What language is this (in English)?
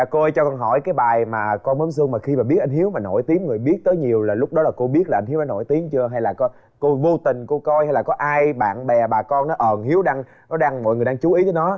Vietnamese